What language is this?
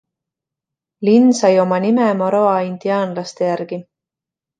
Estonian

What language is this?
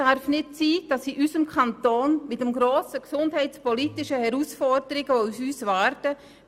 Swiss German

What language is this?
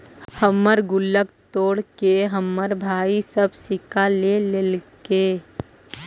Magahi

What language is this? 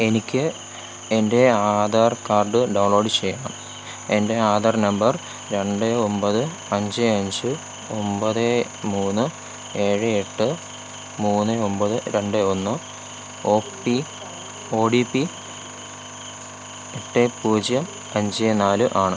Malayalam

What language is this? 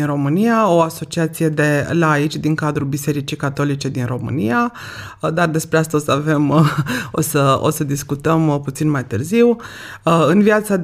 Romanian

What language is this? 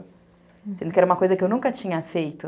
Portuguese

